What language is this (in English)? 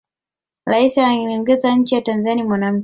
Swahili